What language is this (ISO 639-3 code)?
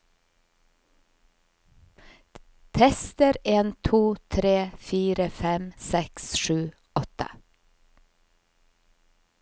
nor